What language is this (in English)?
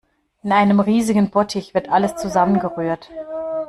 German